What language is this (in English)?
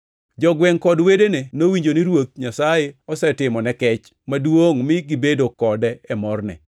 Luo (Kenya and Tanzania)